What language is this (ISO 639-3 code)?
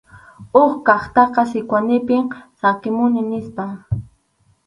qxu